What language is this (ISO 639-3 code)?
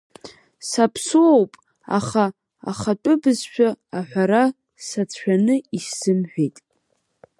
abk